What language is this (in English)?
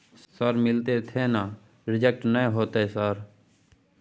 Maithili